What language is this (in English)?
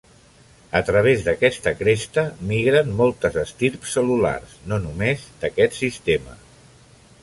Catalan